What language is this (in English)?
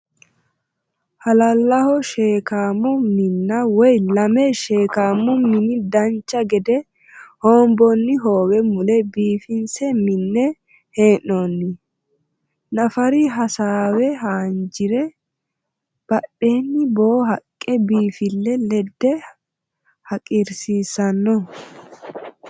Sidamo